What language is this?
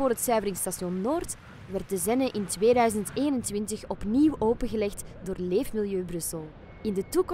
Dutch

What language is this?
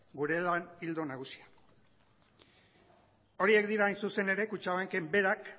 Basque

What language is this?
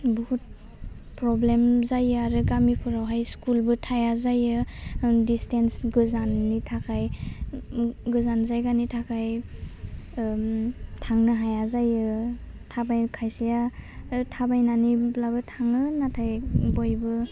Bodo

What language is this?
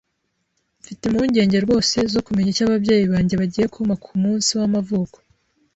Kinyarwanda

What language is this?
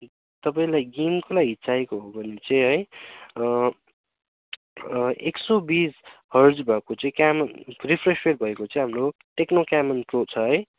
Nepali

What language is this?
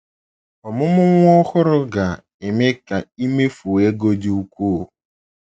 Igbo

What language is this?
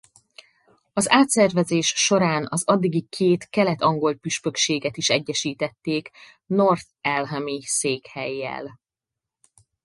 Hungarian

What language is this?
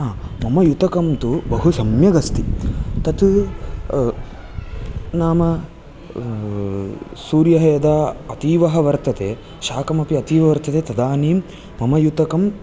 Sanskrit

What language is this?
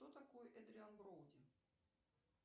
Russian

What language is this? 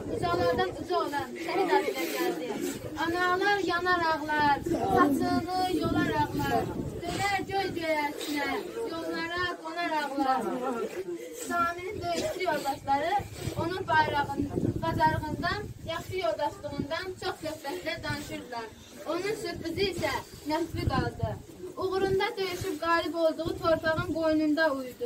Turkish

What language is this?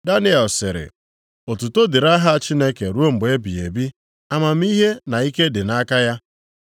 Igbo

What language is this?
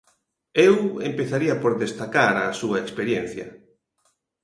Galician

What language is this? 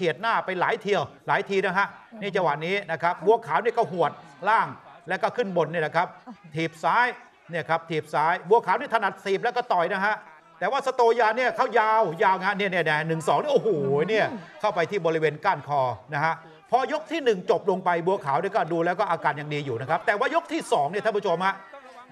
Thai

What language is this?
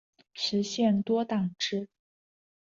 Chinese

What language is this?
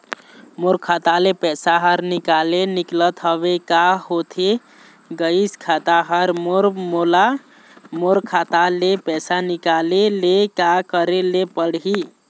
Chhattisgarhi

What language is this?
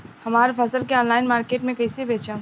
Bhojpuri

